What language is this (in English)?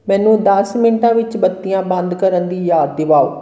Punjabi